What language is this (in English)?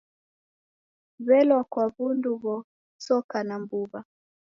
Taita